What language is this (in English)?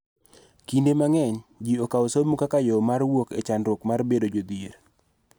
Luo (Kenya and Tanzania)